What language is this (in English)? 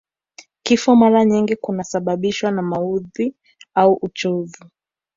Swahili